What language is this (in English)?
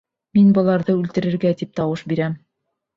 Bashkir